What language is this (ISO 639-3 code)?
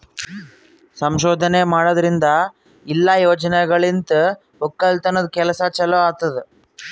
kan